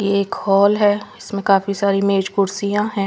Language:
Hindi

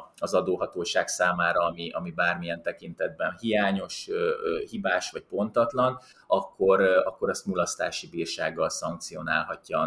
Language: Hungarian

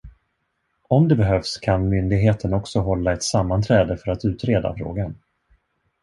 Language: Swedish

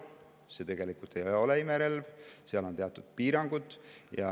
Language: Estonian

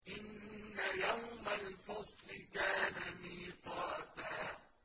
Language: Arabic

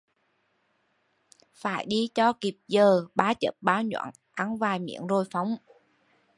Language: Vietnamese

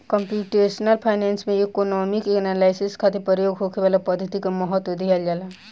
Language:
Bhojpuri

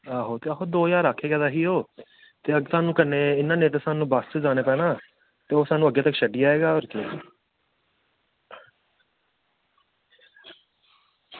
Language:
Dogri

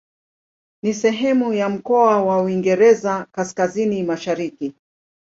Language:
Swahili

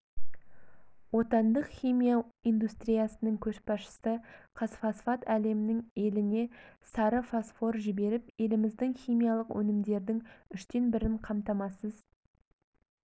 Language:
Kazakh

